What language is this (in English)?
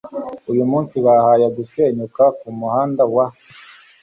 Kinyarwanda